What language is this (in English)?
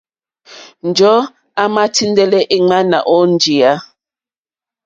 Mokpwe